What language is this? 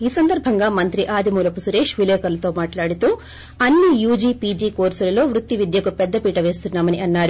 Telugu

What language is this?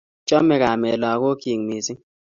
Kalenjin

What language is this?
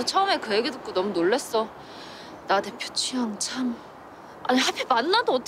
Korean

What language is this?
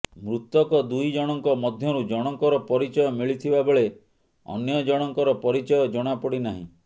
Odia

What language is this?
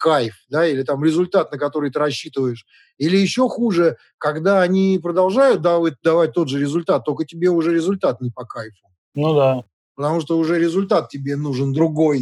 Russian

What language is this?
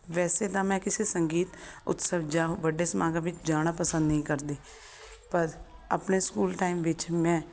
Punjabi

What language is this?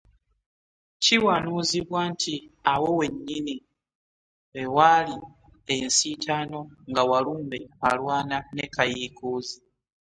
Ganda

